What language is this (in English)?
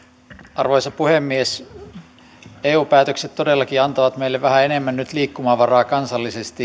Finnish